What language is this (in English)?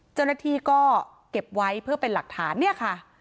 Thai